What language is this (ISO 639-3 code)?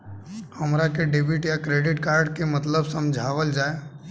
bho